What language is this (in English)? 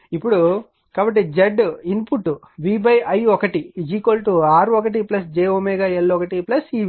Telugu